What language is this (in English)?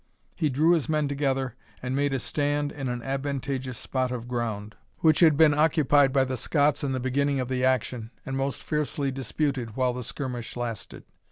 English